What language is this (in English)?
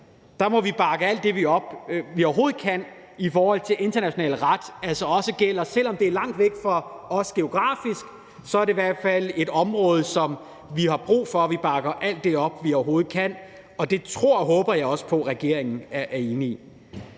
Danish